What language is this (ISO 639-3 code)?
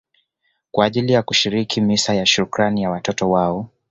swa